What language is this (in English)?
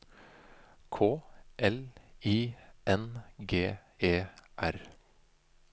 Norwegian